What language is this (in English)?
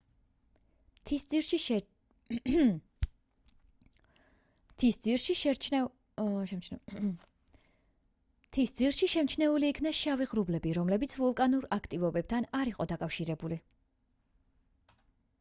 Georgian